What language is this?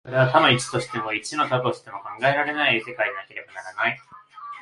Japanese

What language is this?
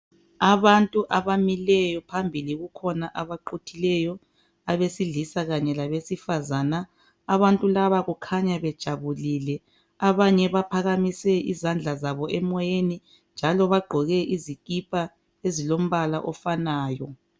North Ndebele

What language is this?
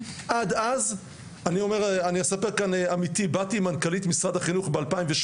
Hebrew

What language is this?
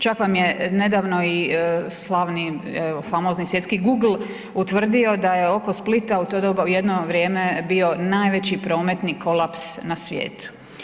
Croatian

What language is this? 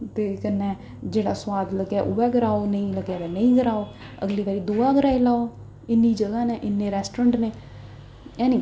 Dogri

